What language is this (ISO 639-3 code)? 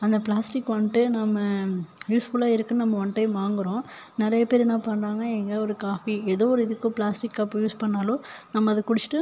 tam